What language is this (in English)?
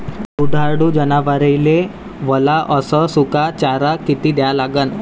Marathi